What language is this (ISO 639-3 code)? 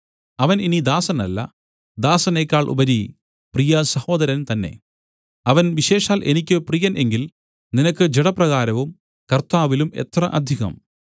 mal